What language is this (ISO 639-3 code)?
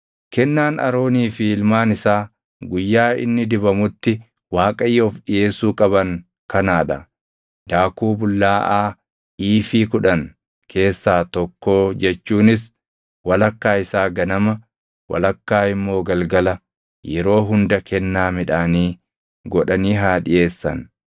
orm